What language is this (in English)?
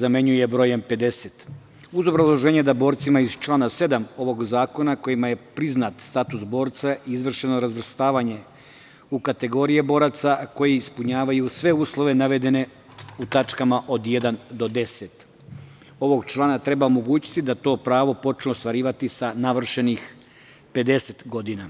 Serbian